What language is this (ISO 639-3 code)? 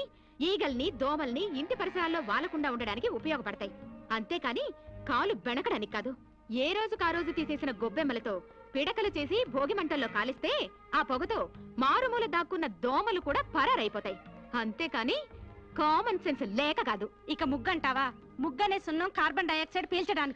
tel